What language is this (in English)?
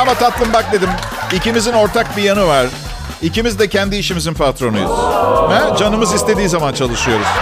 Turkish